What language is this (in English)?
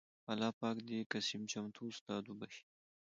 Pashto